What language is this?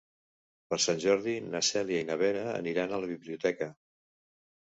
Catalan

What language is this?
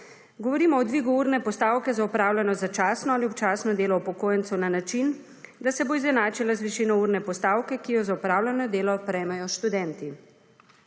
Slovenian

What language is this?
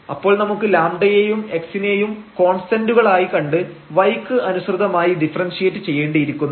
Malayalam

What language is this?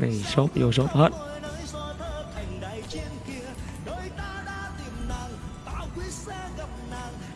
Vietnamese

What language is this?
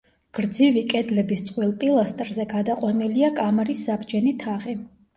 Georgian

